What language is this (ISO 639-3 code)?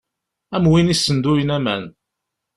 kab